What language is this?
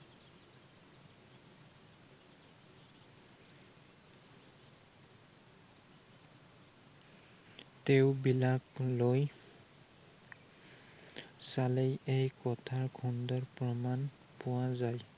Assamese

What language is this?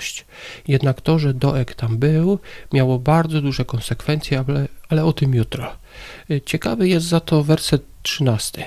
Polish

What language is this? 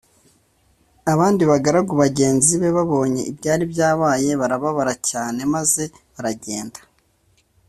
Kinyarwanda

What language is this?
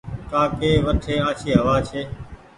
Goaria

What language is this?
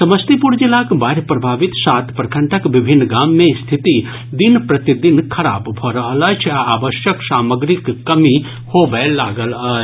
Maithili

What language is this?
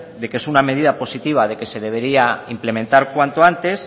Spanish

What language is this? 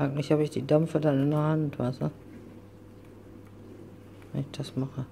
German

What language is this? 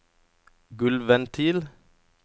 Norwegian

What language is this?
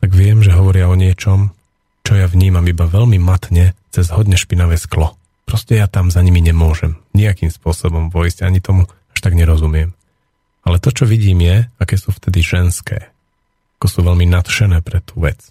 Slovak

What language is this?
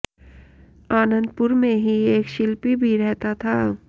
Hindi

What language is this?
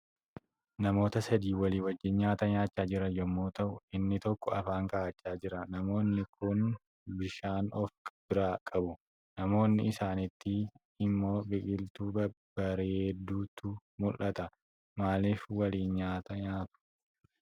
Oromo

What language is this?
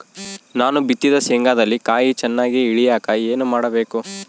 Kannada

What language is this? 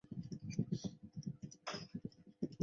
Chinese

